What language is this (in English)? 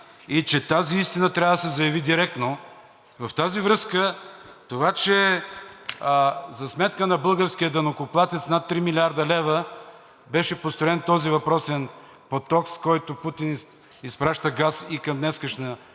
Bulgarian